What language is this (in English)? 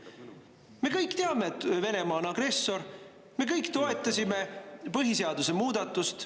Estonian